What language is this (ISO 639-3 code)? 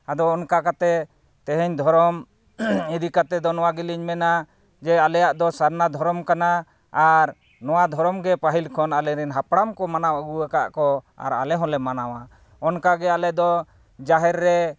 sat